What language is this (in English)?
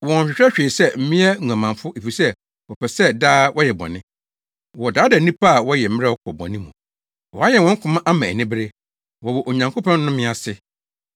Akan